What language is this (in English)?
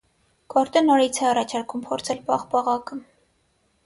Armenian